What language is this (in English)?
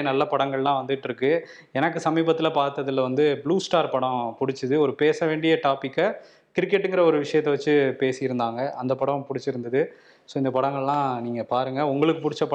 Tamil